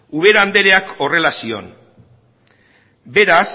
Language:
Basque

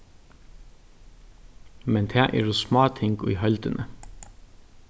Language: Faroese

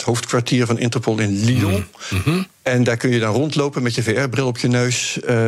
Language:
Dutch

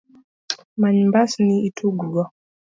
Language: Luo (Kenya and Tanzania)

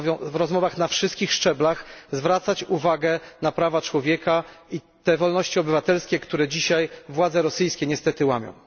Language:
Polish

